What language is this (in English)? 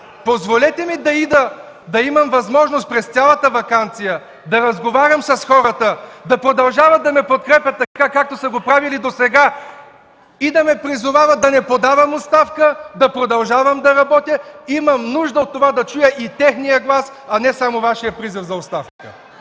Bulgarian